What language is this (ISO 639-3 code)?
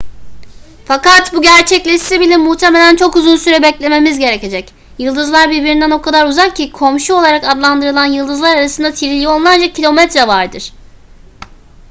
tur